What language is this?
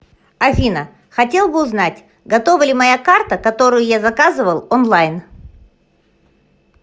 Russian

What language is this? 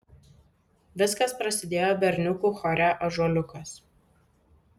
Lithuanian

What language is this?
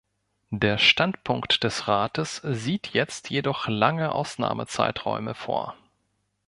German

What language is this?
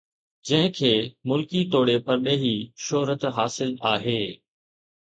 Sindhi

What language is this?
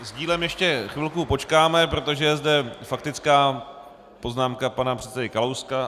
Czech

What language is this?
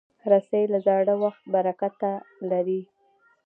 Pashto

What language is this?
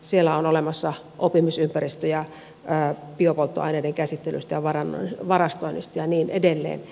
Finnish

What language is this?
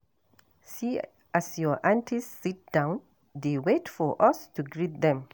Nigerian Pidgin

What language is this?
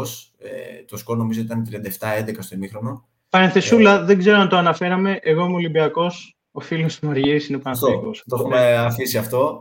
Greek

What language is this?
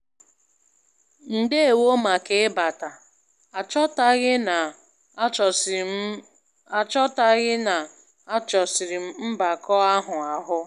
Igbo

